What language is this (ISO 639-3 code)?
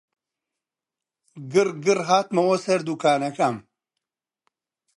ckb